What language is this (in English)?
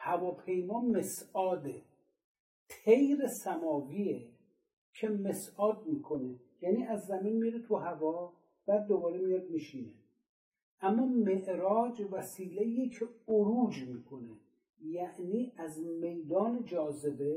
Persian